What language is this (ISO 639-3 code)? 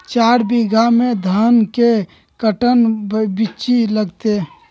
mag